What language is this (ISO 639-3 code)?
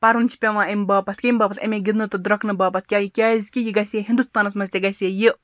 kas